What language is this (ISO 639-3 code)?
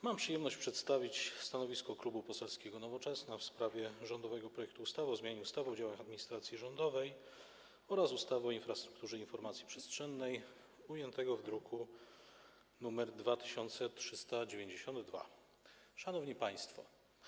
pol